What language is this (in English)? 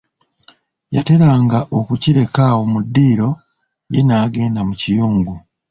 Ganda